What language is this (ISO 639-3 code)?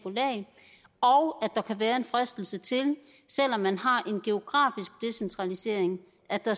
dan